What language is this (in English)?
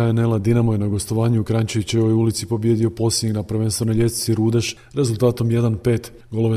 Croatian